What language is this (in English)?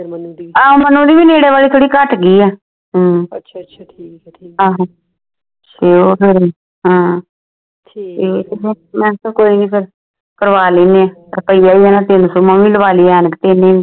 Punjabi